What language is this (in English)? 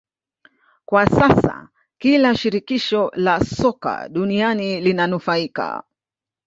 Swahili